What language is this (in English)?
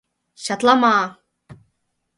Mari